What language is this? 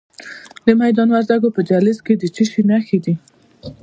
Pashto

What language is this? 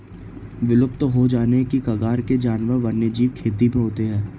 Hindi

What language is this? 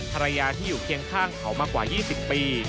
Thai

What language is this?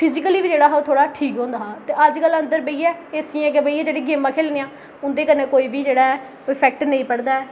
Dogri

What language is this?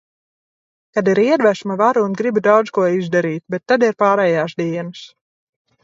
Latvian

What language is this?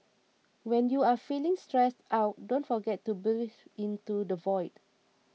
English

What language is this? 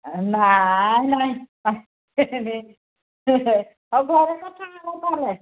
Odia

